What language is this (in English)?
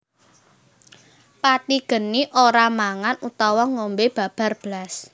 Javanese